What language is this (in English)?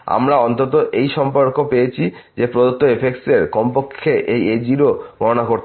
Bangla